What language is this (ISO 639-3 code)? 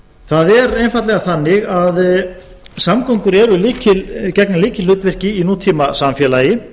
isl